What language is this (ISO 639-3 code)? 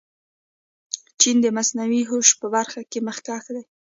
pus